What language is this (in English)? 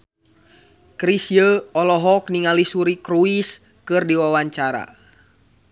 Sundanese